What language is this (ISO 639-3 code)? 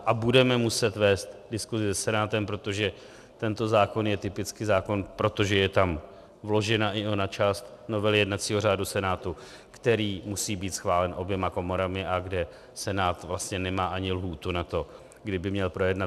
ces